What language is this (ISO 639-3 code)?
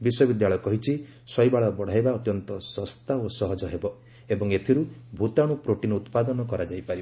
ori